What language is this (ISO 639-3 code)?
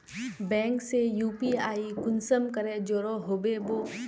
mag